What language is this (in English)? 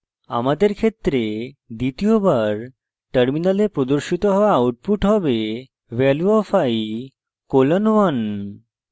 Bangla